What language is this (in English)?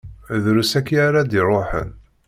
Kabyle